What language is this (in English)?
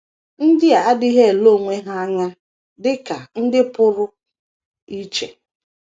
Igbo